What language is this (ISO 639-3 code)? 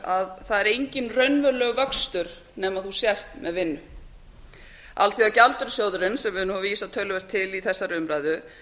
isl